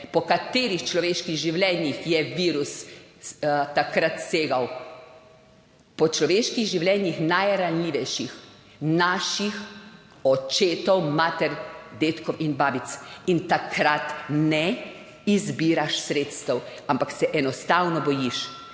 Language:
Slovenian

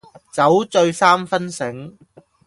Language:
Cantonese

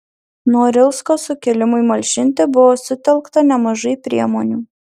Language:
Lithuanian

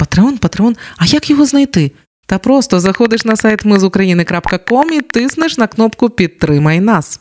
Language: Ukrainian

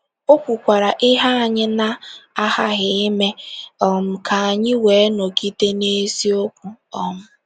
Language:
Igbo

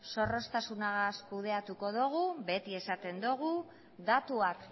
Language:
Basque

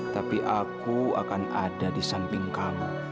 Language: Indonesian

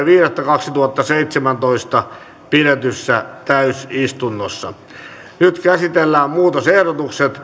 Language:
Finnish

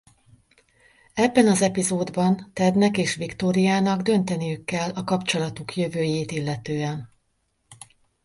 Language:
Hungarian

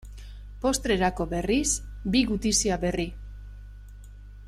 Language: Basque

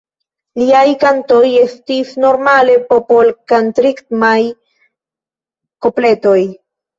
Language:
Esperanto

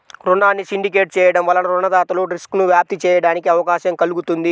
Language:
Telugu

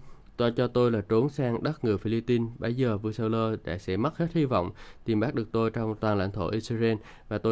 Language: Vietnamese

